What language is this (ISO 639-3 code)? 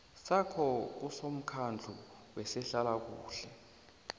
nbl